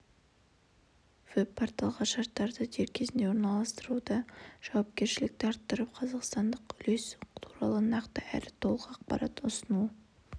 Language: Kazakh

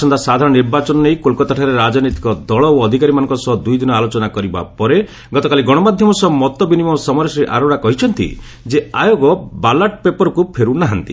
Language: Odia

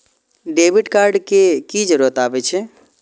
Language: Maithili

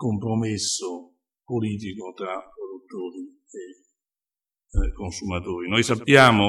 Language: Italian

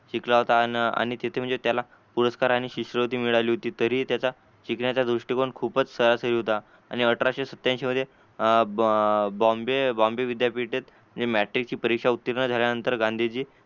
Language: Marathi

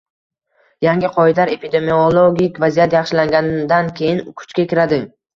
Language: Uzbek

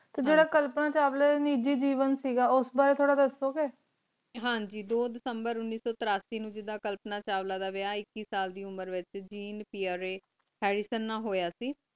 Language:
Punjabi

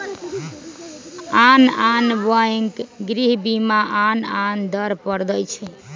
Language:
Magahi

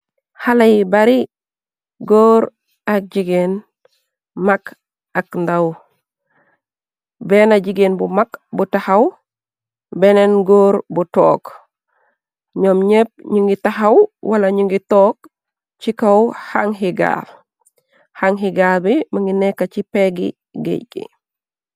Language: Wolof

